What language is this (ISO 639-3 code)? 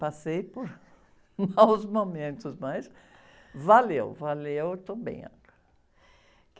por